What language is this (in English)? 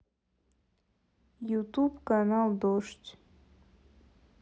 Russian